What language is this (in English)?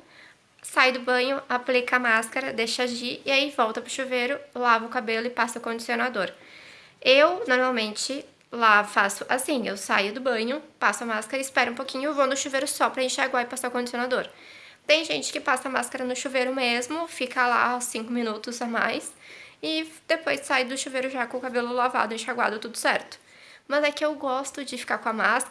Portuguese